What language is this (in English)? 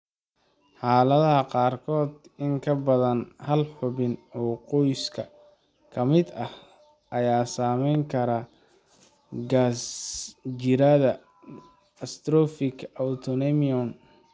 Somali